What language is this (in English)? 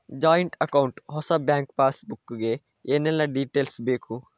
Kannada